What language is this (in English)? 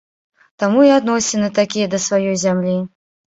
Belarusian